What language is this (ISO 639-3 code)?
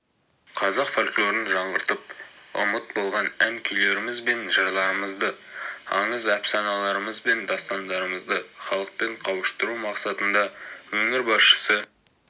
kaz